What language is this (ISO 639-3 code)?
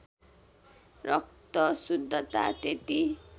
nep